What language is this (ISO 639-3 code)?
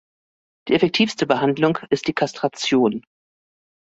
deu